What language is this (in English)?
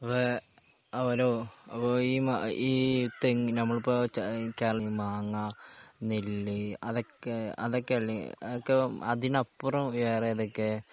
Malayalam